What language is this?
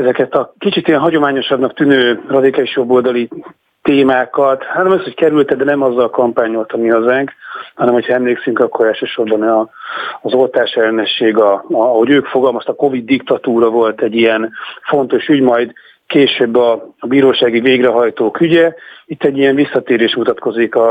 Hungarian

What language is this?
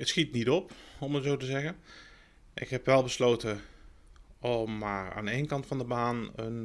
Dutch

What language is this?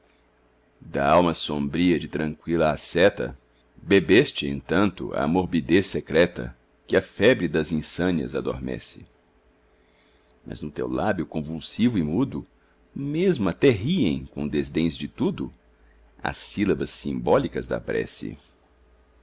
Portuguese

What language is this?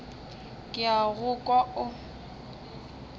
Northern Sotho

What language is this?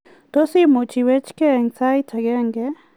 Kalenjin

